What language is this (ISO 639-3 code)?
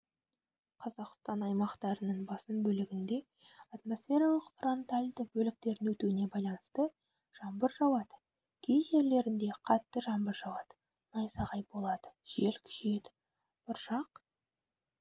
kaz